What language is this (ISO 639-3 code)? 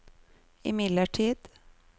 nor